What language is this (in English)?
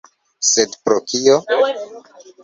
Esperanto